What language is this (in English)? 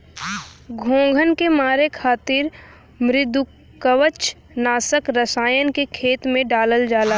Bhojpuri